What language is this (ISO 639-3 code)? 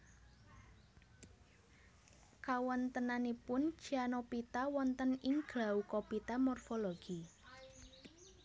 jav